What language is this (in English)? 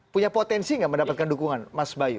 Indonesian